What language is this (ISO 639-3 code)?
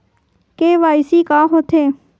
hne